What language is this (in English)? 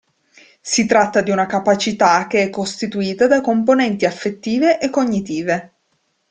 Italian